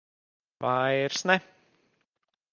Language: Latvian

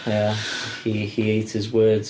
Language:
Welsh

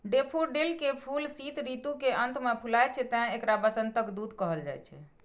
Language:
Maithili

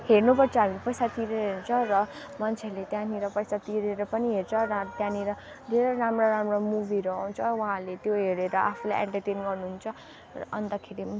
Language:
Nepali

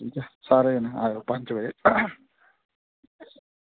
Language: Dogri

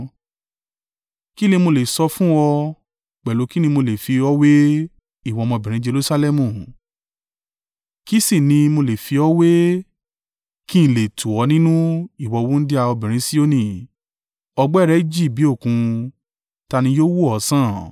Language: Yoruba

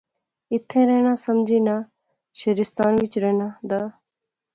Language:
Pahari-Potwari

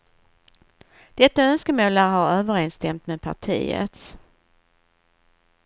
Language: Swedish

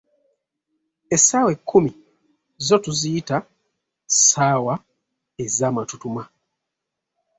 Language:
Ganda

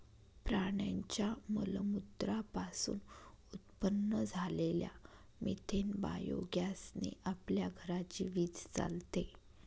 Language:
Marathi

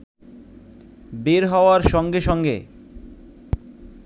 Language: Bangla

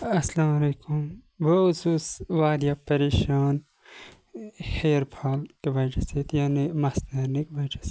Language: Kashmiri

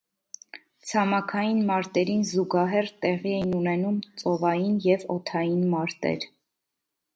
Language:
Armenian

